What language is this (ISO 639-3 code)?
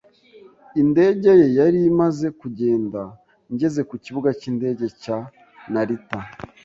kin